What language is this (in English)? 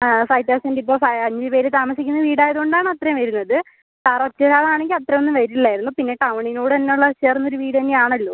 Malayalam